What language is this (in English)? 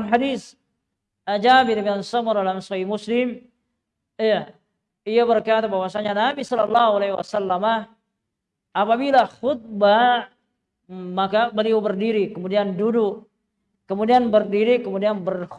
Indonesian